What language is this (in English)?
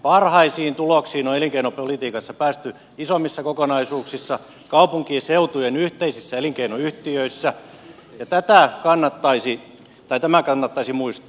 Finnish